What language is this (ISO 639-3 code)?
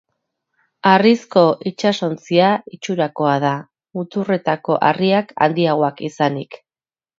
eus